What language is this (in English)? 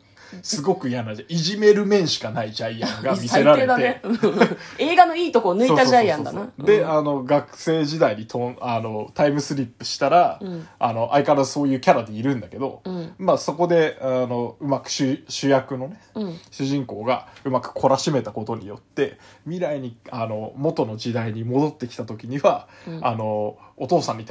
Japanese